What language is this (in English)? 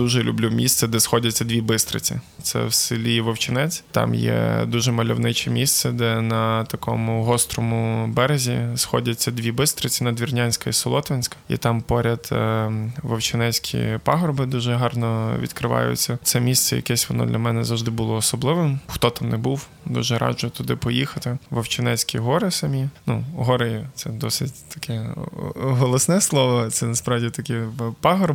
Ukrainian